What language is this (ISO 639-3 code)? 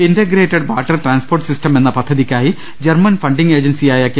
mal